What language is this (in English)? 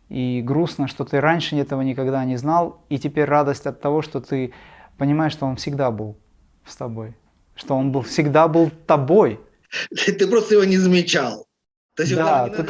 Russian